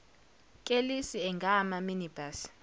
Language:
Zulu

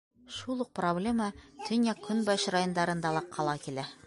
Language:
Bashkir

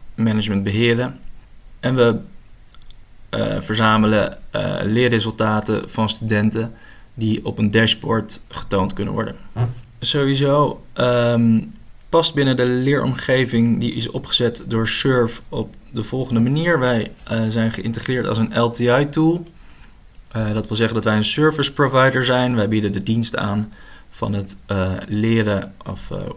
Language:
Dutch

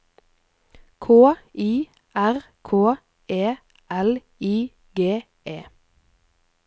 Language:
Norwegian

